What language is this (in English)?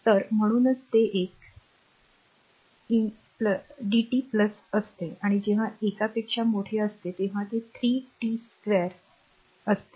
Marathi